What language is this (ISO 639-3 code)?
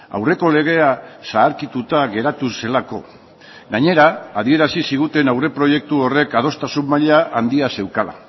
eus